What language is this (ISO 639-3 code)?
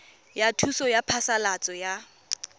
tsn